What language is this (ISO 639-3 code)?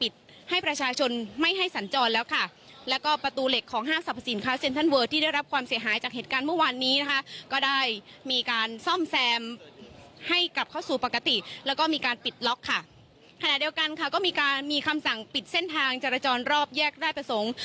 tha